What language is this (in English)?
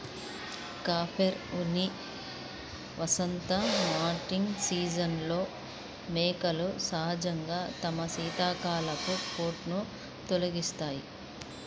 Telugu